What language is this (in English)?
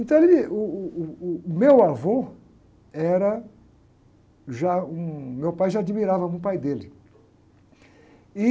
Portuguese